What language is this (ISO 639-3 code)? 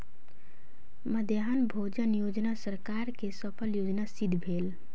mai